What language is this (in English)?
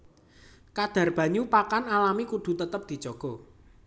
Javanese